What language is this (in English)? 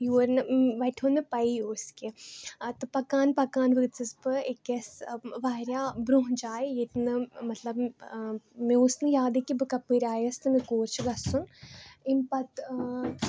Kashmiri